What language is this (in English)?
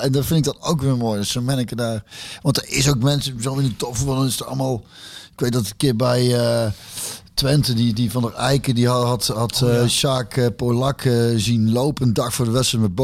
Dutch